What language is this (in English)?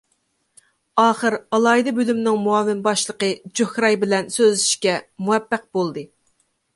Uyghur